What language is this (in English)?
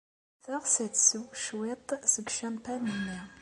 Kabyle